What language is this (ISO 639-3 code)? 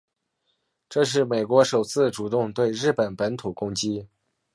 zho